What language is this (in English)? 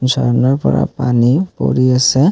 Assamese